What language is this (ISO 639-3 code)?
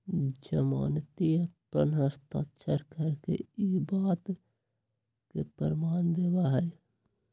mag